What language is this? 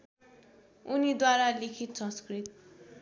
Nepali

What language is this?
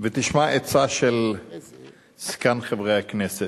Hebrew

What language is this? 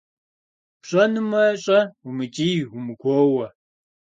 Kabardian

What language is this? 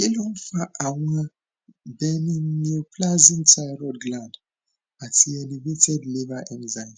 Yoruba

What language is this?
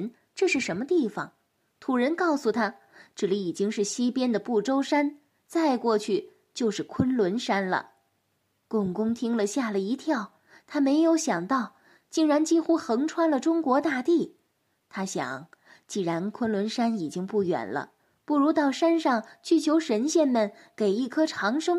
Chinese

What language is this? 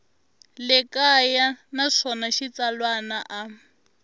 Tsonga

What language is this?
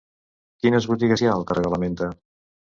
Catalan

